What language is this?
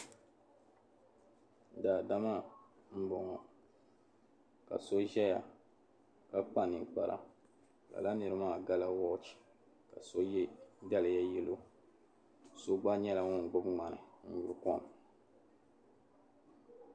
Dagbani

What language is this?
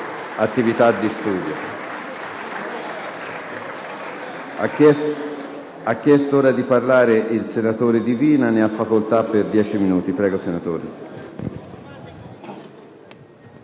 Italian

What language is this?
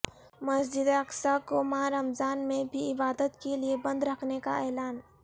Urdu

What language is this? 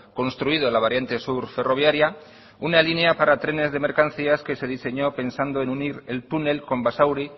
Spanish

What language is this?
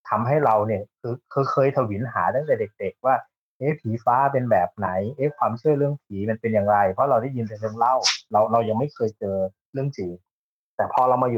Thai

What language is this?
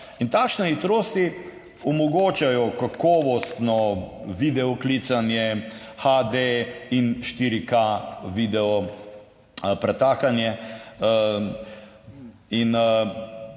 Slovenian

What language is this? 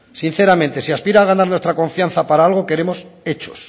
Spanish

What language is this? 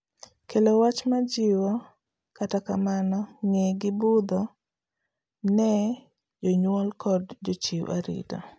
Luo (Kenya and Tanzania)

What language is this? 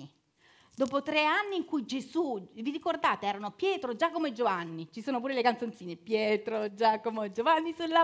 Italian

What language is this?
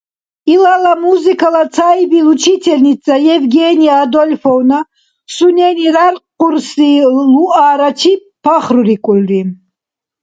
Dargwa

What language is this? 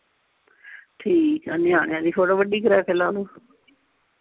Punjabi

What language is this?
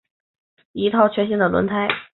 Chinese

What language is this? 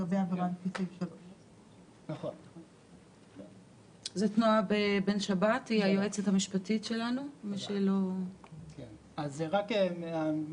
Hebrew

